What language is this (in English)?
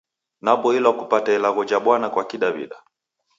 Taita